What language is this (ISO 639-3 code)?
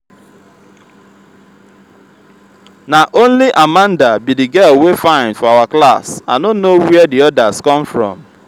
pcm